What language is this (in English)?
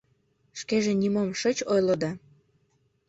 Mari